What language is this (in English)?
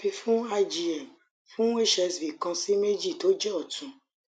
Yoruba